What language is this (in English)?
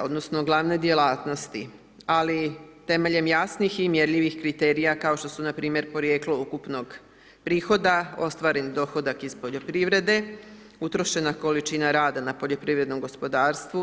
Croatian